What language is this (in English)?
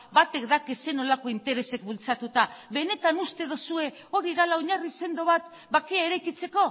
Basque